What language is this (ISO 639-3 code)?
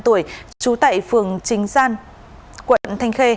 vie